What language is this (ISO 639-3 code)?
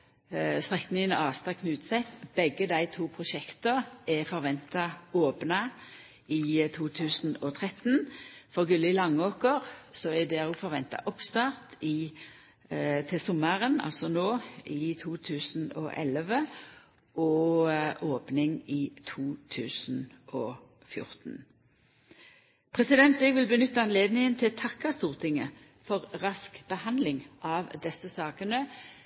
nno